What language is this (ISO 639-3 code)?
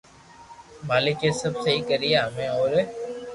lrk